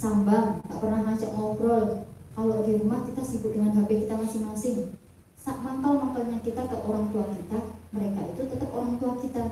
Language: Indonesian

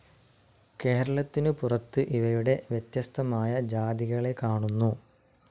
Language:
Malayalam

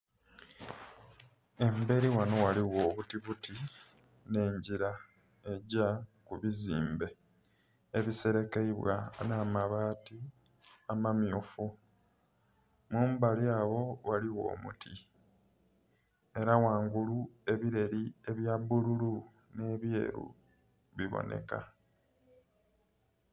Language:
Soga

